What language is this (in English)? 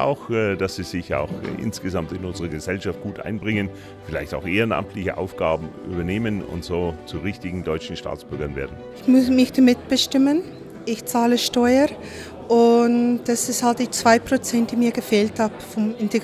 German